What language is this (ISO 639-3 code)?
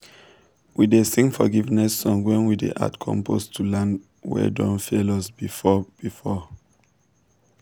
pcm